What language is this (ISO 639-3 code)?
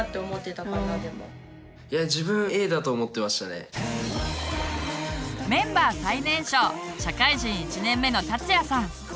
jpn